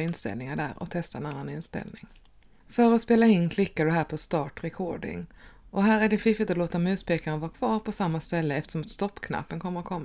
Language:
Swedish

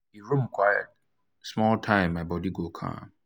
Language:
Nigerian Pidgin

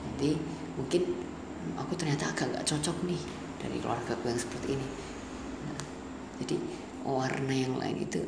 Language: Indonesian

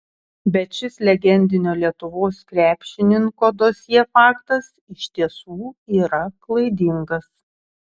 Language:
Lithuanian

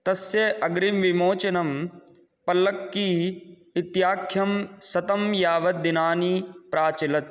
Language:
Sanskrit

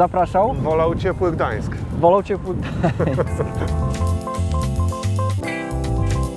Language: Polish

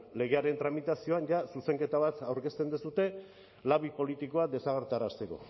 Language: Basque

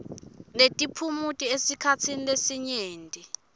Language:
Swati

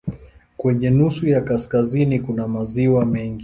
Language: Swahili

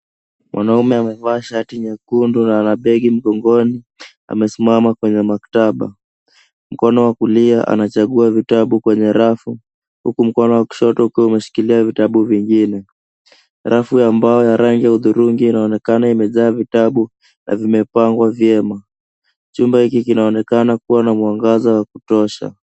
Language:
Swahili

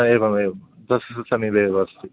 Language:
Sanskrit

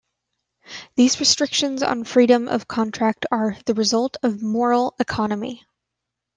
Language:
English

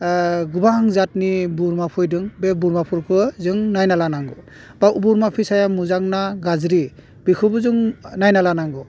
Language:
Bodo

